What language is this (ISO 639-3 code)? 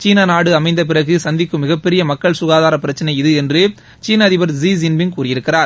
tam